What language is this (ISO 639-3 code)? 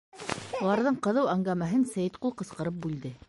bak